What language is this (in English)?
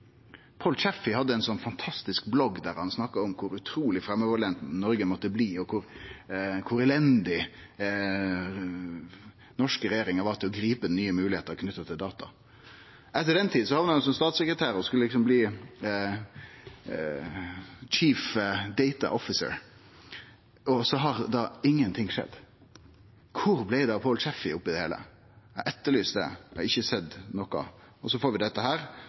Norwegian Nynorsk